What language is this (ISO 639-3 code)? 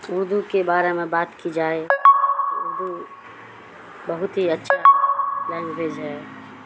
urd